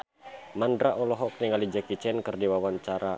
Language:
Sundanese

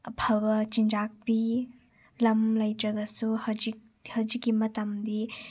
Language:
Manipuri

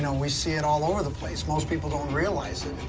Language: English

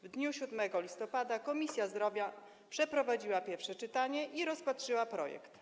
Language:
Polish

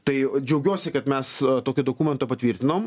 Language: Lithuanian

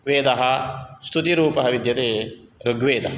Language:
Sanskrit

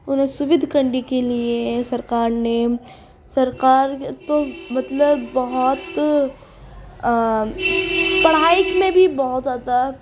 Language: Urdu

